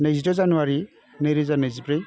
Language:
Bodo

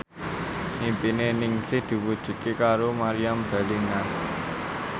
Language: Javanese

